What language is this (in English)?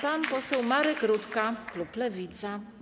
Polish